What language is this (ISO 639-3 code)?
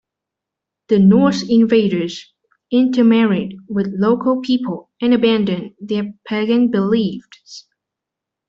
eng